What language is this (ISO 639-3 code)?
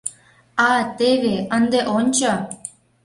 chm